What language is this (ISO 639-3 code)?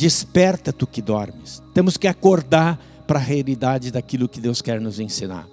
por